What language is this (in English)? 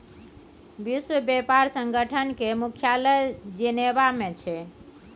Maithili